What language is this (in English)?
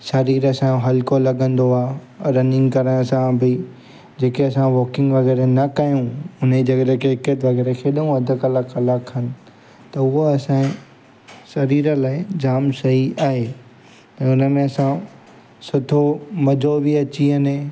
Sindhi